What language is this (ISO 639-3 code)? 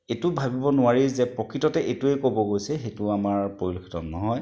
asm